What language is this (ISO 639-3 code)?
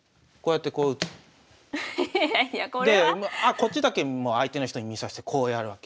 jpn